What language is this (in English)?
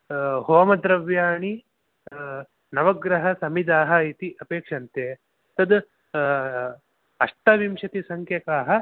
Sanskrit